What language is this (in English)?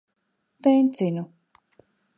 Latvian